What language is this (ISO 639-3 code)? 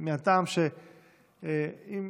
heb